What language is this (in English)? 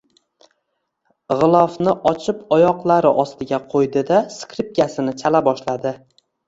Uzbek